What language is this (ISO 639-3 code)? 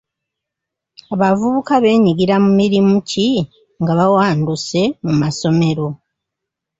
lug